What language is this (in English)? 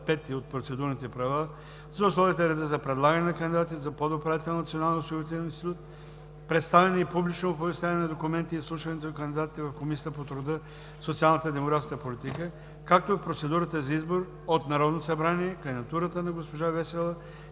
Bulgarian